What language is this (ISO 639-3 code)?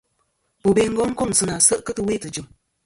bkm